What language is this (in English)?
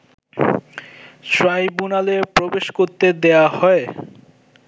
Bangla